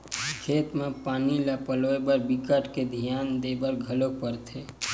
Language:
Chhattisgarhi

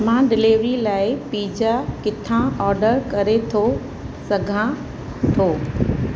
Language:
Sindhi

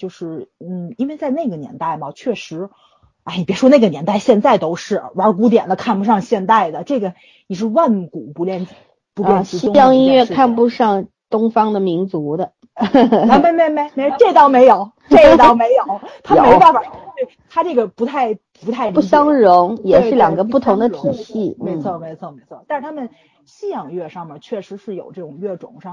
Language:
Chinese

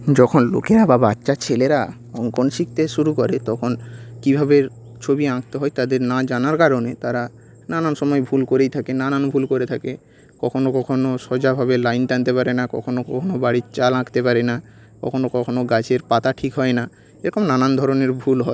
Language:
Bangla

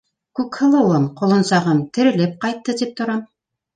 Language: Bashkir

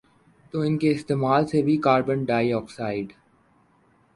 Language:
Urdu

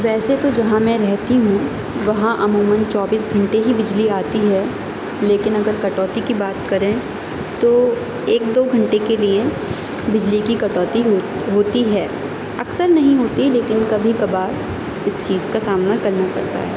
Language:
Urdu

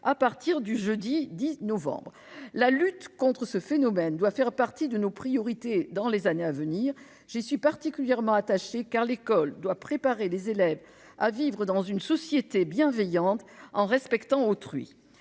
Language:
French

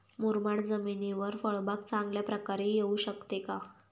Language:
Marathi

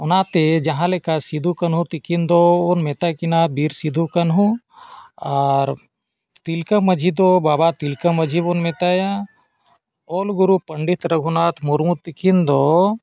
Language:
Santali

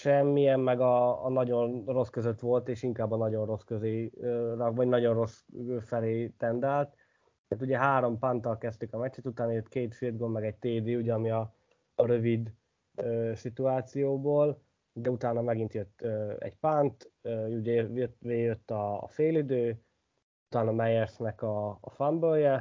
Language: Hungarian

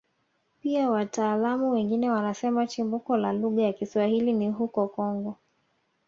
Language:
Swahili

